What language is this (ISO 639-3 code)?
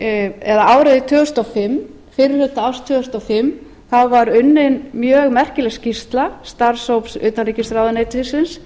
isl